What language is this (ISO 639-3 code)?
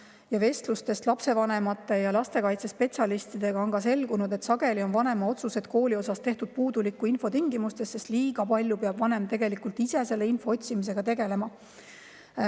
est